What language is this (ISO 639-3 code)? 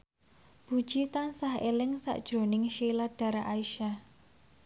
jav